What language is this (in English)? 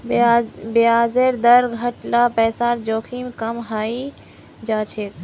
Magahi